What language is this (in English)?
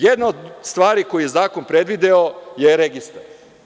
Serbian